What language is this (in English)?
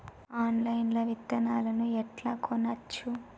Telugu